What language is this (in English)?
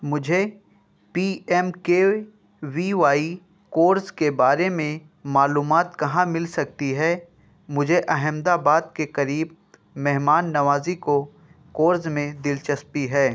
Urdu